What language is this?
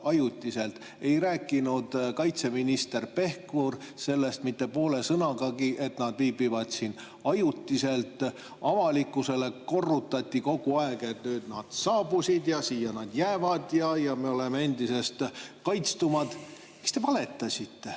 Estonian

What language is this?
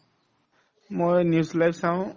Assamese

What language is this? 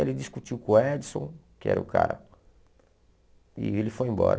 Portuguese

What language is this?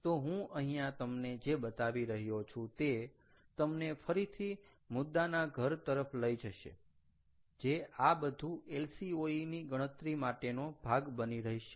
Gujarati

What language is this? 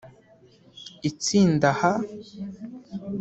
Kinyarwanda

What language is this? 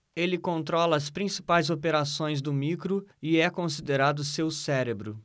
Portuguese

